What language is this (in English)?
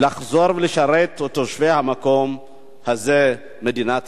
Hebrew